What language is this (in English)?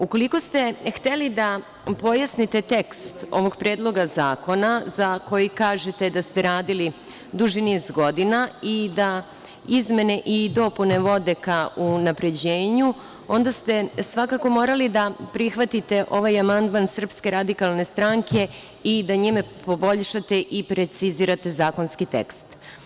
Serbian